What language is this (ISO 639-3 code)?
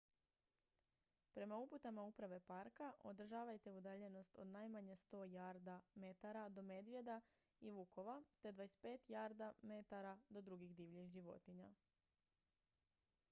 hrv